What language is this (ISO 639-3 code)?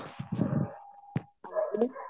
pan